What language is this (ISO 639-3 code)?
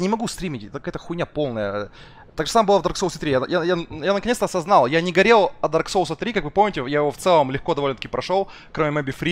rus